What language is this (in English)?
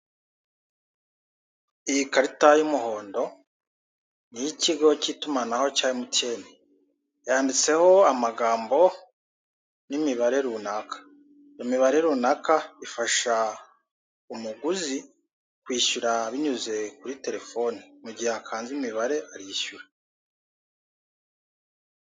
Kinyarwanda